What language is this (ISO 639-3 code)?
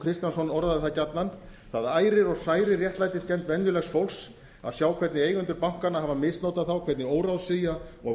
isl